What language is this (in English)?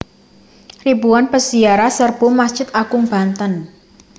Javanese